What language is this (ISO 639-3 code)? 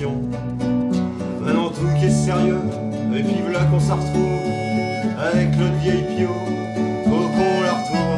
fra